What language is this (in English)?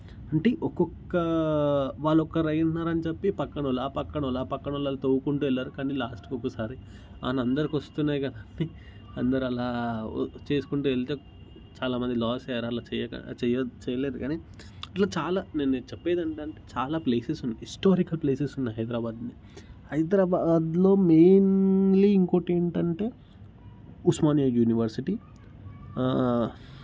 Telugu